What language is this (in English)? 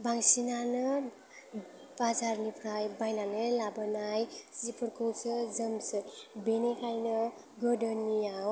Bodo